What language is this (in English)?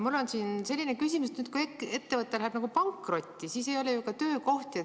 Estonian